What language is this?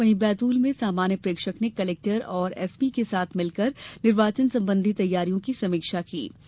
Hindi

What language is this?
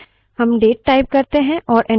Hindi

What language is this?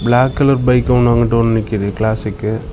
Tamil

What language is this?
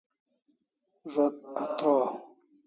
Kalasha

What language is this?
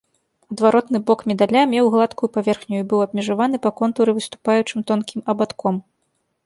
Belarusian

